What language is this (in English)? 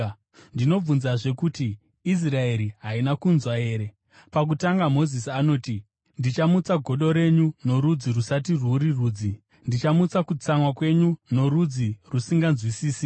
Shona